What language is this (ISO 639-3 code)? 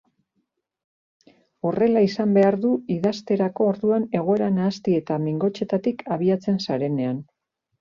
eus